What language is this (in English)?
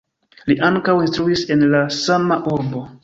Esperanto